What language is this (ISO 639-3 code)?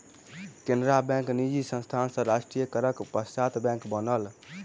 mai